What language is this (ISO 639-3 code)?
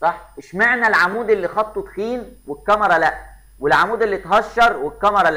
ara